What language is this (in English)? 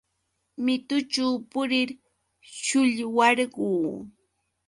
Yauyos Quechua